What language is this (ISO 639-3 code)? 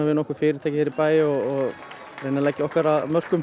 isl